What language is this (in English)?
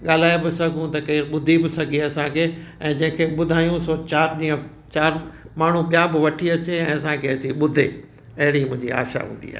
Sindhi